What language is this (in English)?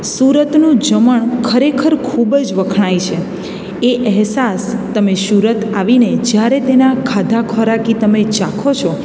Gujarati